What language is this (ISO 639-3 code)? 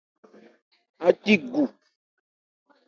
ebr